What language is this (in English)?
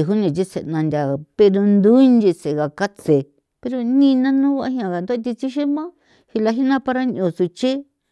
San Felipe Otlaltepec Popoloca